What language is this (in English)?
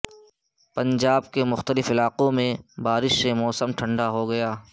Urdu